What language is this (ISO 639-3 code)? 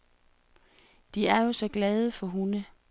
dan